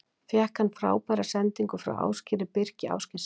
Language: Icelandic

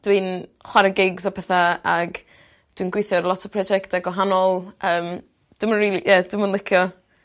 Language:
Welsh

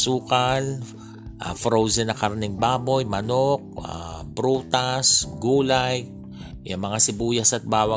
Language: Filipino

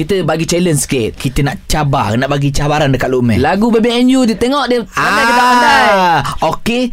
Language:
Malay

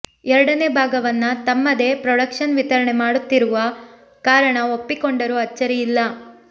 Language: Kannada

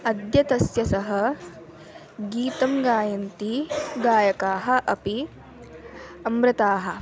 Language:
Sanskrit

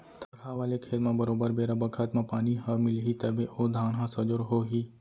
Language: Chhattisgarhi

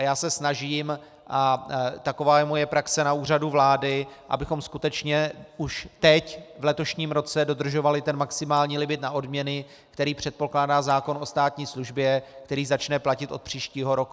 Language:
Czech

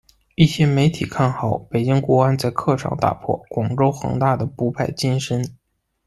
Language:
Chinese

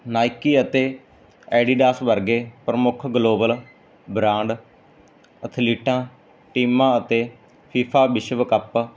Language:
Punjabi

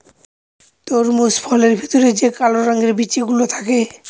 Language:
Bangla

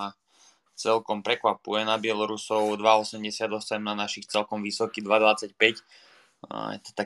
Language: Slovak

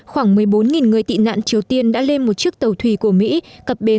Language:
Vietnamese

